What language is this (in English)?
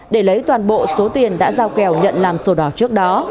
Vietnamese